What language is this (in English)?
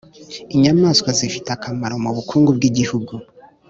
Kinyarwanda